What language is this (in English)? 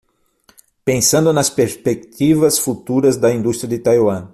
Portuguese